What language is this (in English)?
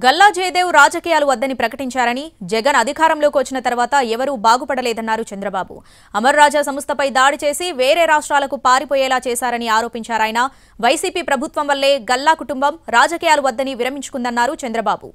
Telugu